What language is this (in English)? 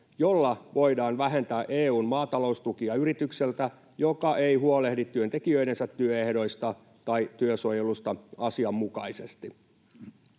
Finnish